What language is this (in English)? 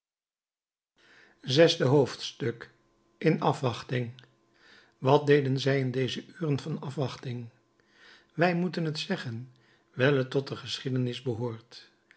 Dutch